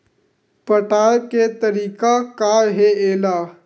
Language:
Chhattisgarhi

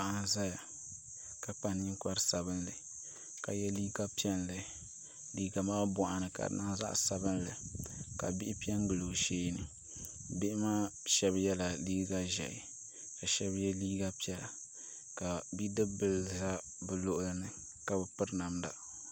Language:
Dagbani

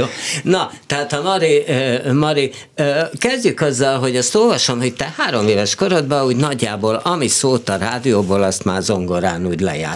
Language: Hungarian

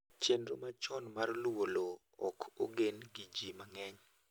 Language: Luo (Kenya and Tanzania)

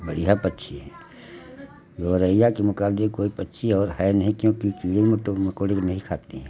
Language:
Hindi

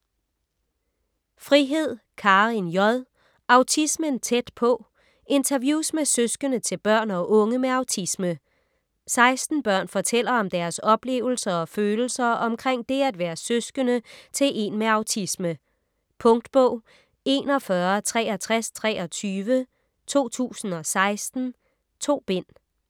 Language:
Danish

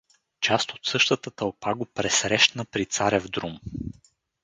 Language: Bulgarian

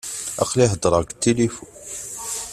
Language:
Kabyle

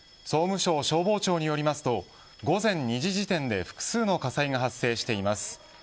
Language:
Japanese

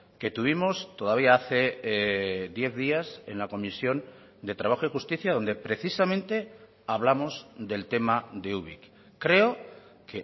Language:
Spanish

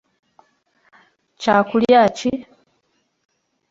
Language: Ganda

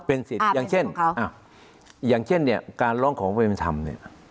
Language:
Thai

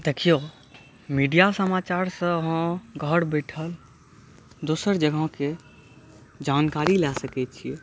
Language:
Maithili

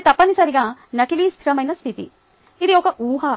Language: Telugu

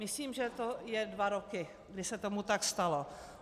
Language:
Czech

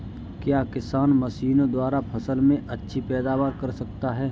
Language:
Hindi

